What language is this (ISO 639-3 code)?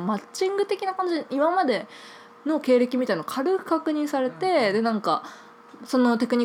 jpn